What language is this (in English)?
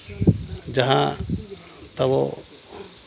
Santali